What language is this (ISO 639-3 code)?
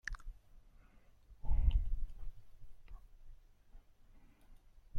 eus